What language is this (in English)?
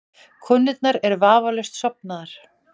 Icelandic